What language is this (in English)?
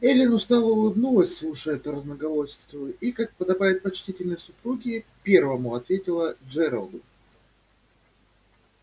Russian